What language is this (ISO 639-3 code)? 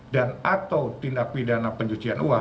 ind